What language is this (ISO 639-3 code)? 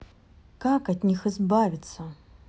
rus